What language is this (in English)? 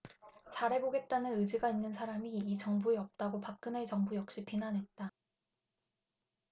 Korean